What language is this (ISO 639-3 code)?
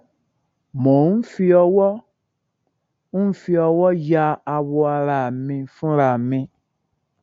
yor